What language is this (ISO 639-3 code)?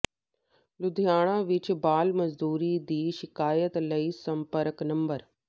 pan